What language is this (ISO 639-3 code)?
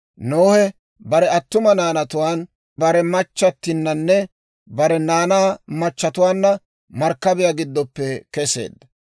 dwr